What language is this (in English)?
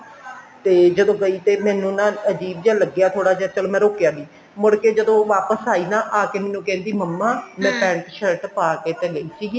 Punjabi